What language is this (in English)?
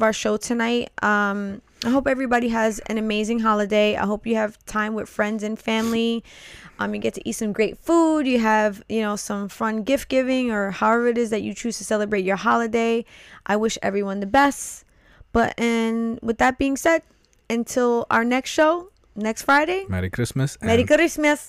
English